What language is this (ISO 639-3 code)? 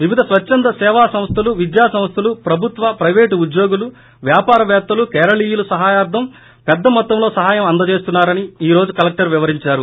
tel